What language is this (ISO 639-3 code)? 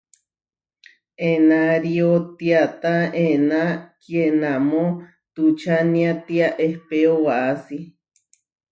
var